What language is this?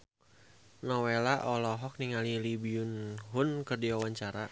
Sundanese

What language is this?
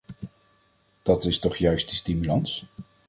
Dutch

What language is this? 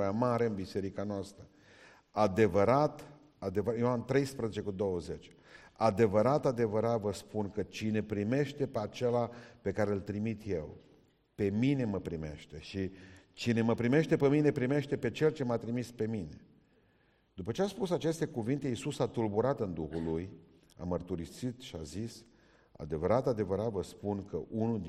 Romanian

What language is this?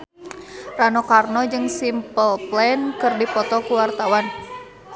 Sundanese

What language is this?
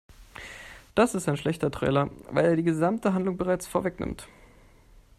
German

